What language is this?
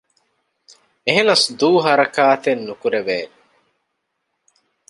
Divehi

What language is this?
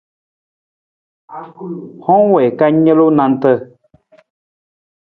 Nawdm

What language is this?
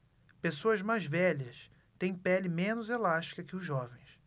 Portuguese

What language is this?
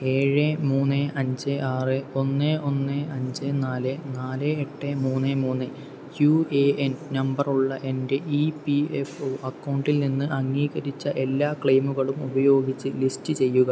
Malayalam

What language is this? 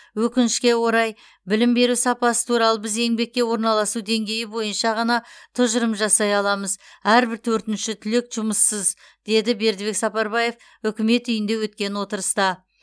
Kazakh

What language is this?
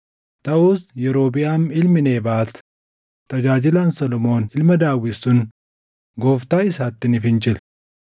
Oromo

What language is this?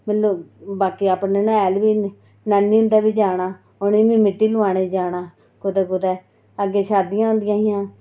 Dogri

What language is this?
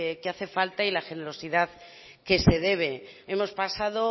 Spanish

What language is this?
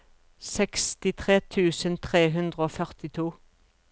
Norwegian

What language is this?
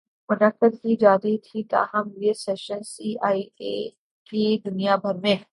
Urdu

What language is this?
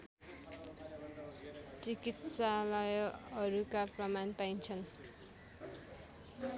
Nepali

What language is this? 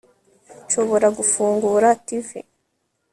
Kinyarwanda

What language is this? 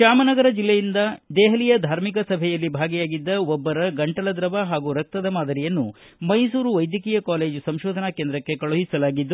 Kannada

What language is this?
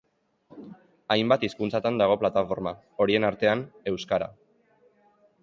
Basque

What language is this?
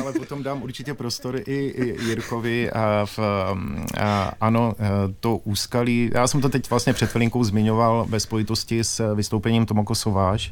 Czech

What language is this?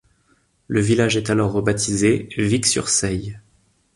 French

